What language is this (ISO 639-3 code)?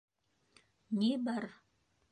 bak